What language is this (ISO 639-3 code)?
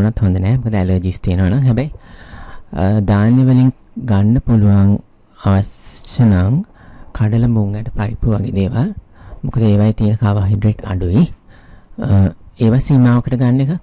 ind